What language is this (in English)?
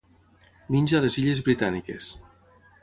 Catalan